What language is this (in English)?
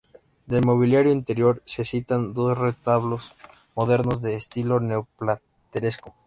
Spanish